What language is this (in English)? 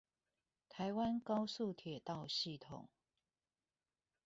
Chinese